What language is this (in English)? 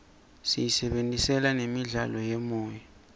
Swati